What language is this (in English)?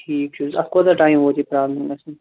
Kashmiri